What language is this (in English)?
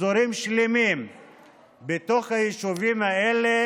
Hebrew